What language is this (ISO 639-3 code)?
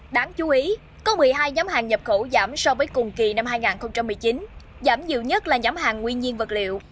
vie